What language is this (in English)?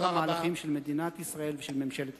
Hebrew